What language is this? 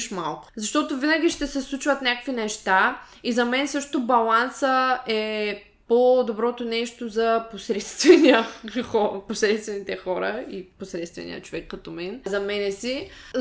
Bulgarian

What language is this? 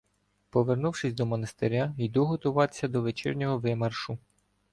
Ukrainian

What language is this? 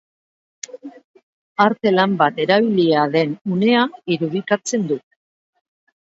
Basque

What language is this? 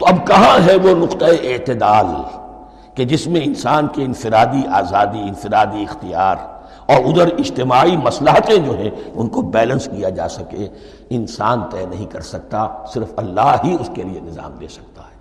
Urdu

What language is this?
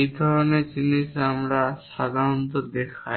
Bangla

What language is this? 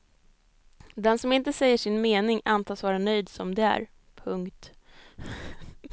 Swedish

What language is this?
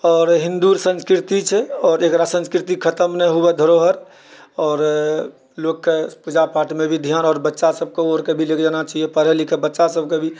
Maithili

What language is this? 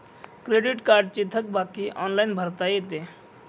Marathi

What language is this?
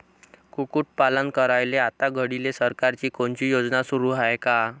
Marathi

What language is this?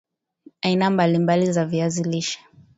Swahili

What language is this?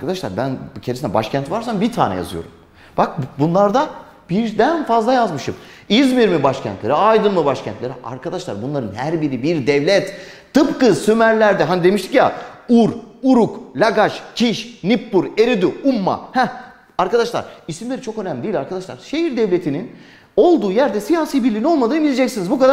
Turkish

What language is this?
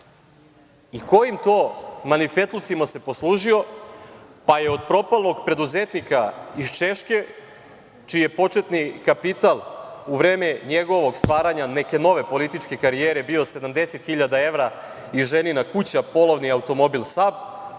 Serbian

